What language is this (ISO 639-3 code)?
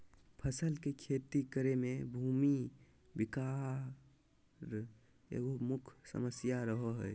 mag